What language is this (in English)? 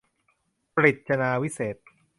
Thai